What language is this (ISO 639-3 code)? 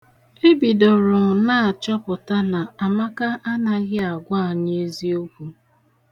ibo